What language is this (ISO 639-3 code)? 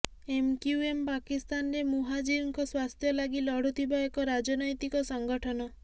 ori